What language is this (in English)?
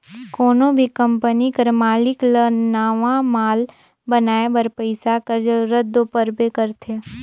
Chhattisgarhi